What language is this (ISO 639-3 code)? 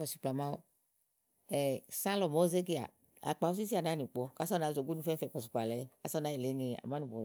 ahl